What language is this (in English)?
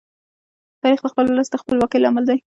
Pashto